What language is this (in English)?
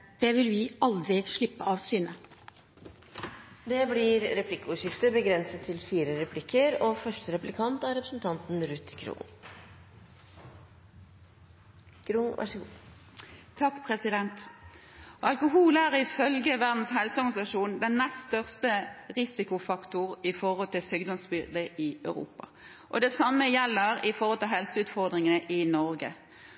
Norwegian Bokmål